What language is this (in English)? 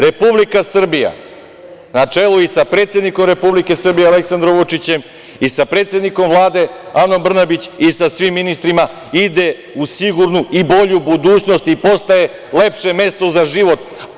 Serbian